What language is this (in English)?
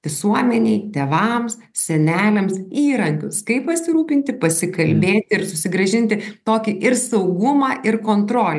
Lithuanian